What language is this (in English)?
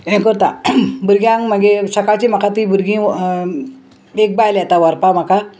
Konkani